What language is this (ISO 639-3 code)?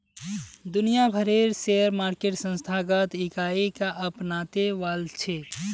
mag